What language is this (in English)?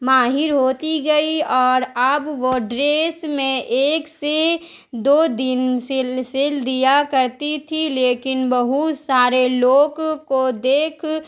Urdu